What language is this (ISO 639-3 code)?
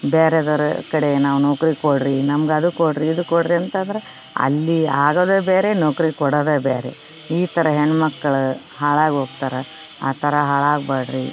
kan